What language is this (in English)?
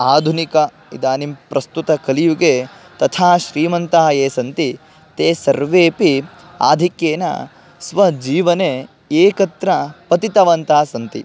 Sanskrit